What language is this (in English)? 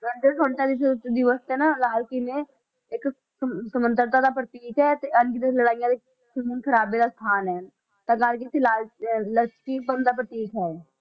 Punjabi